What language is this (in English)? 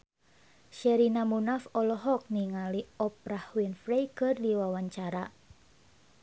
Sundanese